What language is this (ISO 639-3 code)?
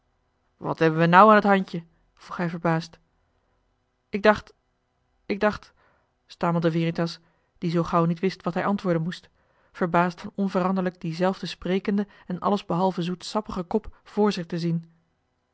nld